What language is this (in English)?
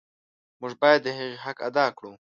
Pashto